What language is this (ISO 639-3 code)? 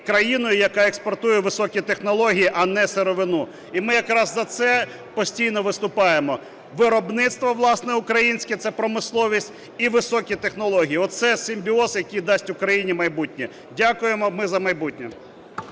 ukr